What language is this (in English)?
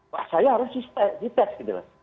Indonesian